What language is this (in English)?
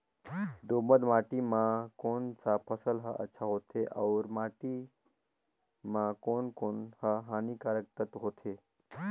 Chhattisgarhi